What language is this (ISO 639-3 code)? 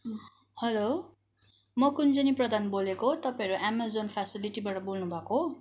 nep